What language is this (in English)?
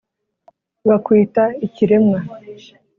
Kinyarwanda